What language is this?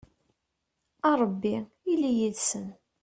Kabyle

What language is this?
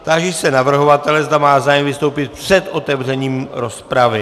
Czech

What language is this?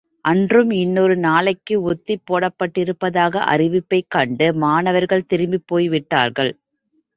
Tamil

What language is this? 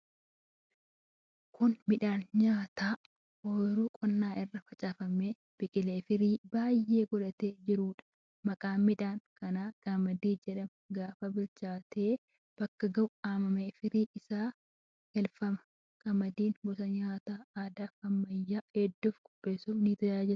Oromo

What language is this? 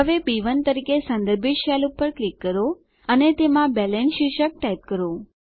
Gujarati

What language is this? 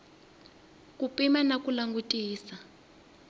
Tsonga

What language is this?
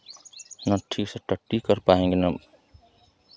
Hindi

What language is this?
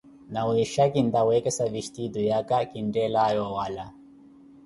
Koti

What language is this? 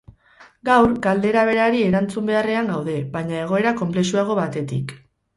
Basque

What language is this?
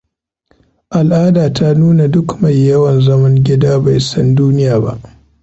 Hausa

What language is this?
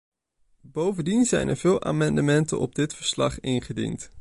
Dutch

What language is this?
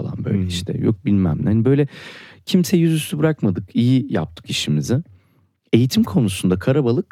Turkish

